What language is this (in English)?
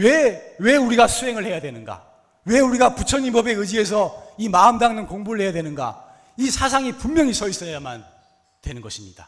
Korean